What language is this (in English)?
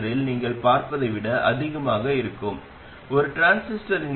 Tamil